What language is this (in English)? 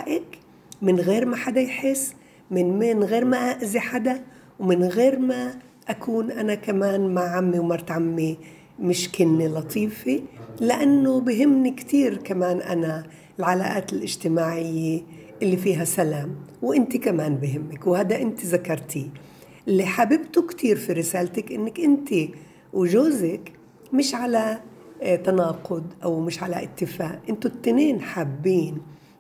Arabic